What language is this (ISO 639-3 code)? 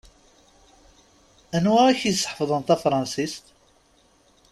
kab